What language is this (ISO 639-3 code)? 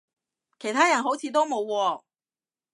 yue